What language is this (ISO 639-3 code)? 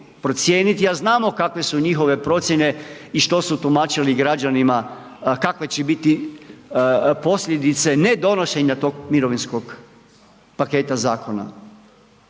hrv